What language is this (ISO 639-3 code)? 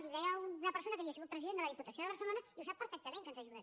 cat